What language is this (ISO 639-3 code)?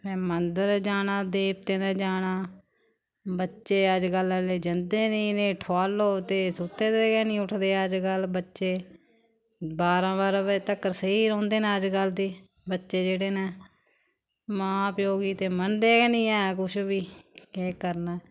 doi